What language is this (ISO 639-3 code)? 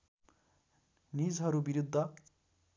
nep